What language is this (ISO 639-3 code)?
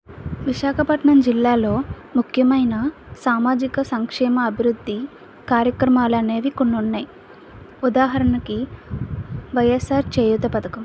tel